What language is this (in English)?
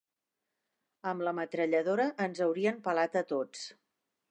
Catalan